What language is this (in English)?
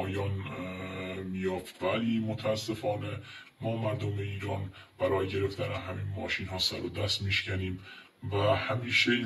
Persian